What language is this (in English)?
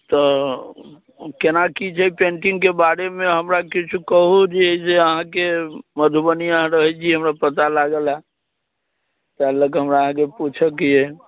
Maithili